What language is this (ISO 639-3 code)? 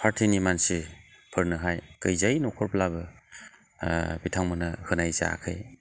brx